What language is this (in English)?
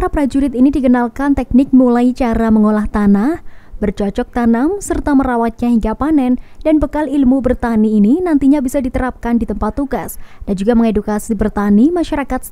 Indonesian